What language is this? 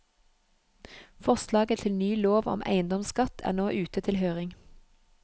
Norwegian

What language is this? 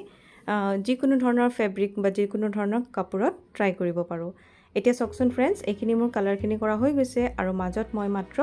Assamese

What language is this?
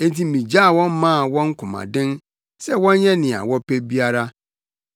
Akan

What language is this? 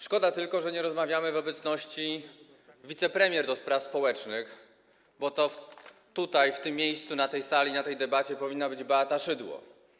Polish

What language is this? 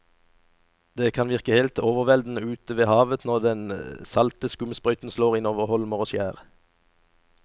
Norwegian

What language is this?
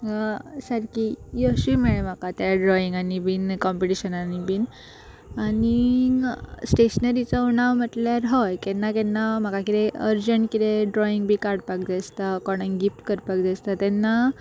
Konkani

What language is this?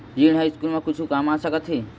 Chhattisgarhi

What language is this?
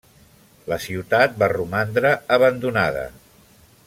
Catalan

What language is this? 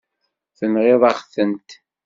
Kabyle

